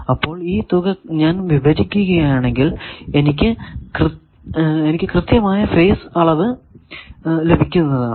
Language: Malayalam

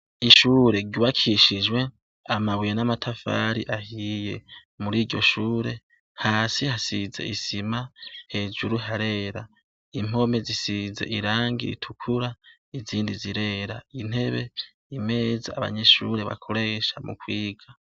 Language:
Rundi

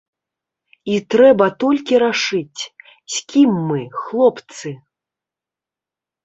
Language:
Belarusian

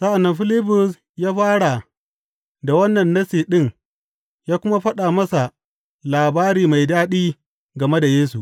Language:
Hausa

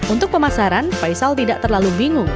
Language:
Indonesian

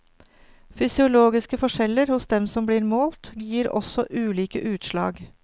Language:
Norwegian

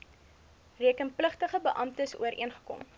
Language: Afrikaans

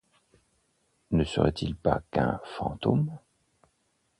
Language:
French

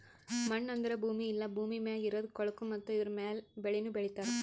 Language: Kannada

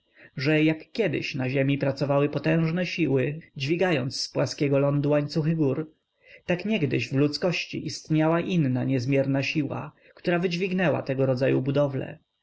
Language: Polish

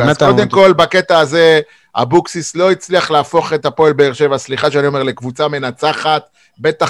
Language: Hebrew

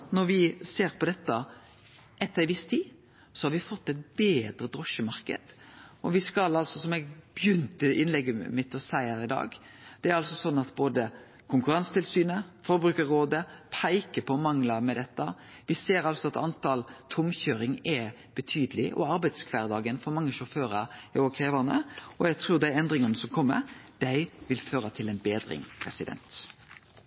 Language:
Norwegian Nynorsk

